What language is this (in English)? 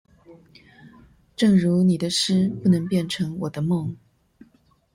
Chinese